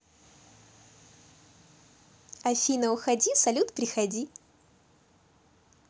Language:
Russian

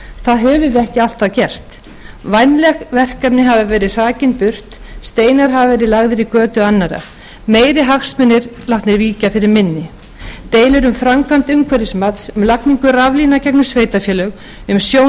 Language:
Icelandic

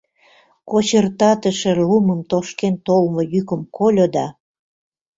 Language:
Mari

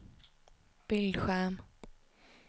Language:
Swedish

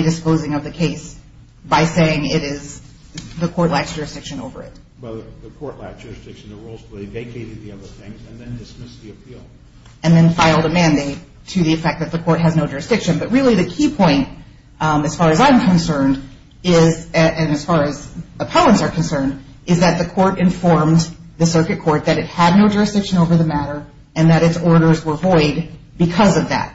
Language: English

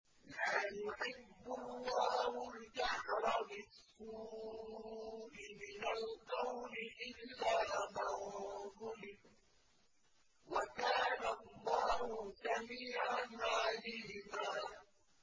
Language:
Arabic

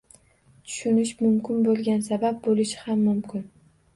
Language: Uzbek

